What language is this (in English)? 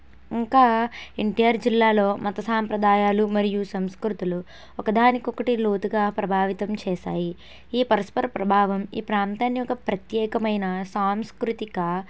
Telugu